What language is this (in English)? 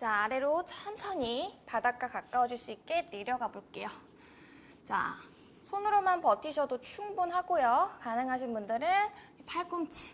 Korean